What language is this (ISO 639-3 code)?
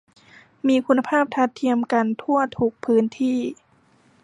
tha